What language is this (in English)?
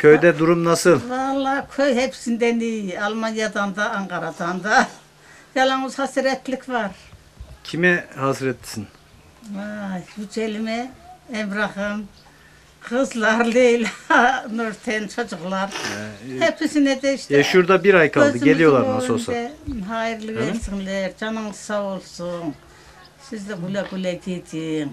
Turkish